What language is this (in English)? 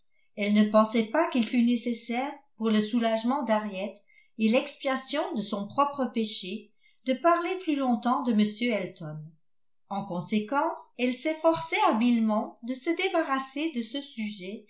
French